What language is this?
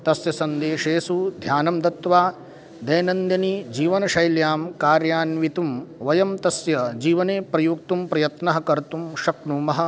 Sanskrit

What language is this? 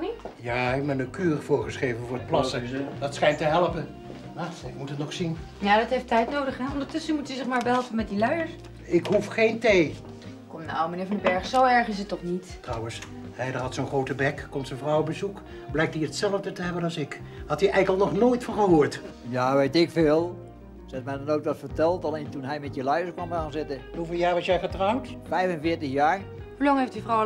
Dutch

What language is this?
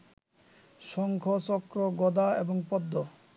Bangla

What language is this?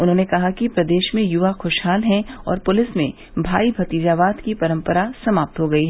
Hindi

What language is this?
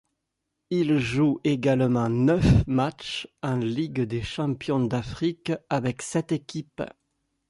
French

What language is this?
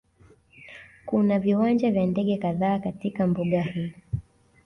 Swahili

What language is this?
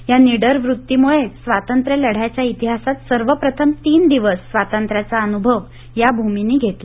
Marathi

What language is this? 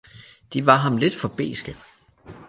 Danish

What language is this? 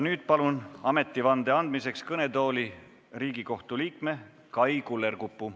Estonian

